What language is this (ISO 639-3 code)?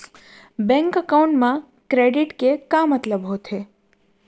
hne